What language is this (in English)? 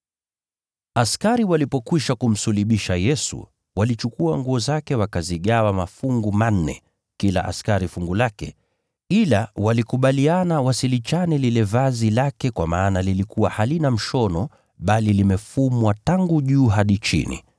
Swahili